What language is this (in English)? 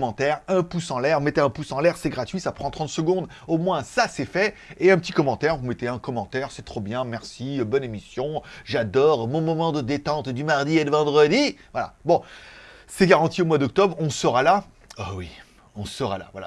French